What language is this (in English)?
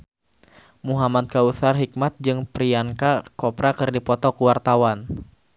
Sundanese